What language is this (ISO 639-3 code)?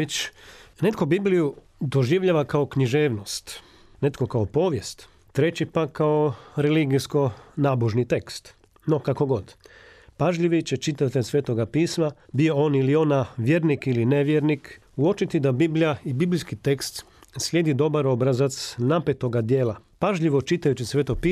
hrv